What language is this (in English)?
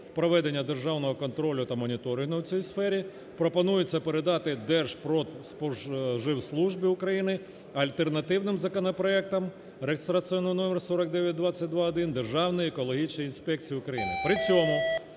Ukrainian